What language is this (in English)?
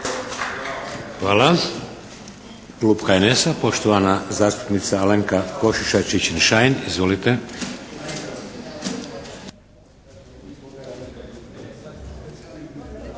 Croatian